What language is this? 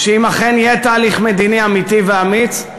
Hebrew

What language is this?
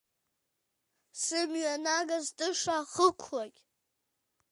Abkhazian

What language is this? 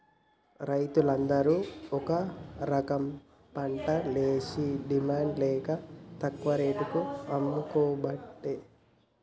Telugu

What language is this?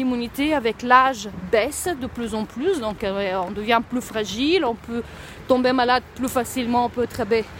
French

